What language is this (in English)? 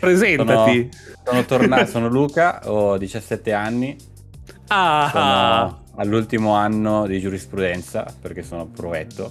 Italian